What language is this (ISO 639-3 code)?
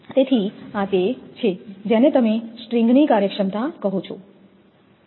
guj